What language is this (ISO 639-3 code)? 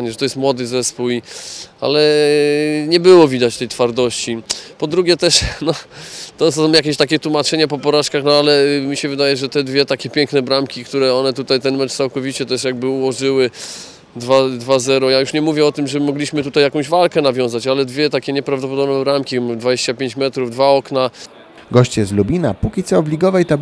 pol